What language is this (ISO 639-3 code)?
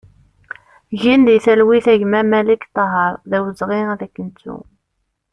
kab